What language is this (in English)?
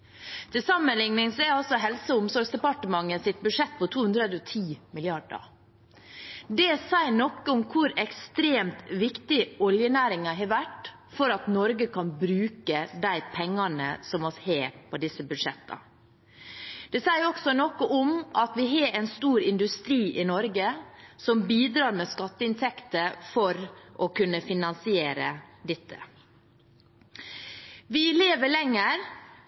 Norwegian Bokmål